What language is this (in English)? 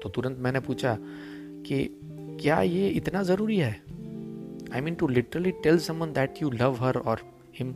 Hindi